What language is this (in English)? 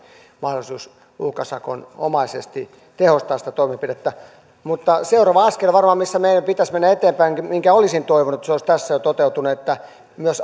Finnish